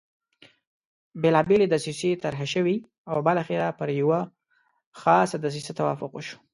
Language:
Pashto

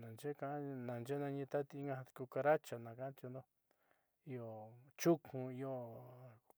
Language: Southeastern Nochixtlán Mixtec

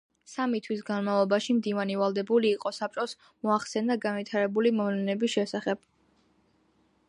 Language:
Georgian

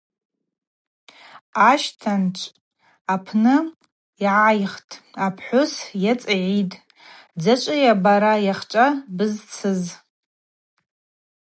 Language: Abaza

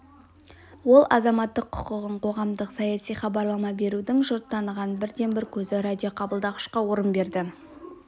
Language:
Kazakh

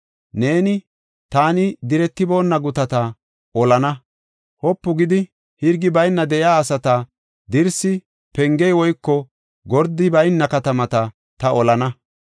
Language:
Gofa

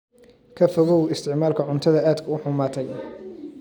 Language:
Somali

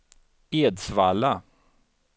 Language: Swedish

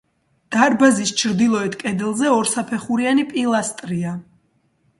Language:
Georgian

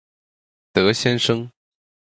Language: Chinese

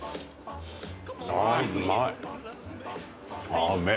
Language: Japanese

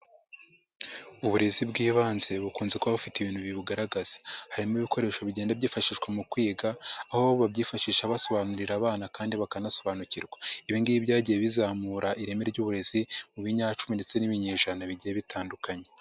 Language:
Kinyarwanda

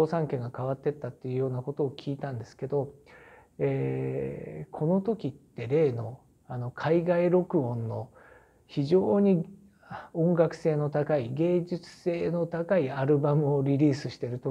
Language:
Japanese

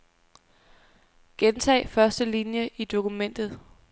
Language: Danish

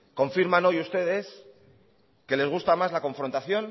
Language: Spanish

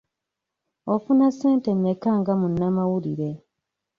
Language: Ganda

